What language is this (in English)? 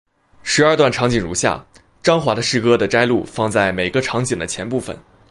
Chinese